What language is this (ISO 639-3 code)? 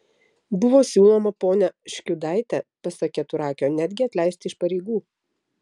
lit